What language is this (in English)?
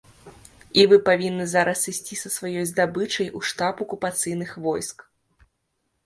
Belarusian